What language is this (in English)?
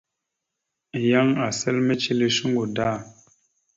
Mada (Cameroon)